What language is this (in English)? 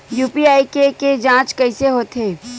Chhattisgarhi